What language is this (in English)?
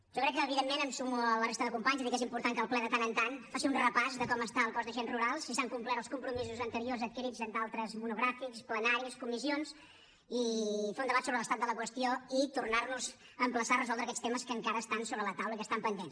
Catalan